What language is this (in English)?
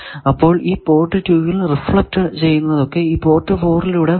Malayalam